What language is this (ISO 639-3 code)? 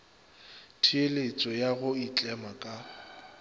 nso